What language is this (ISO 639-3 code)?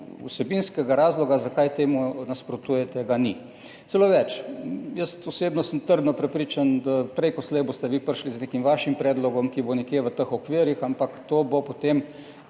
slv